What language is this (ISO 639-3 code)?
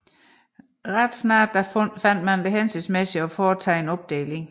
dan